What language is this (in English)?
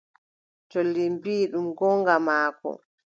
Adamawa Fulfulde